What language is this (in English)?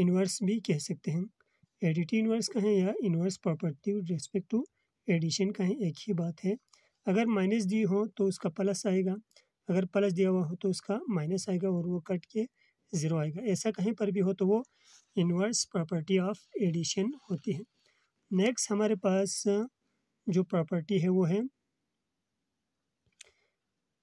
Hindi